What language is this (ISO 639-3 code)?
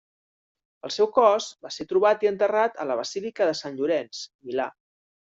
cat